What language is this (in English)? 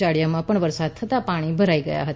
Gujarati